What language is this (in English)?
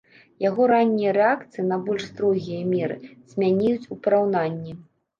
Belarusian